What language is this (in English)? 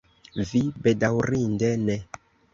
Esperanto